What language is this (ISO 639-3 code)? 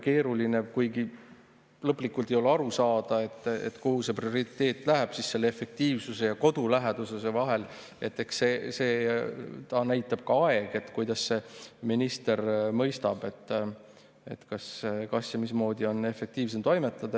est